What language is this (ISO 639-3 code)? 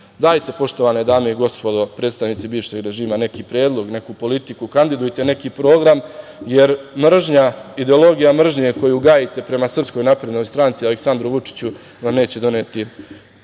srp